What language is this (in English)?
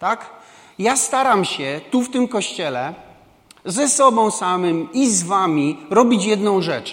Polish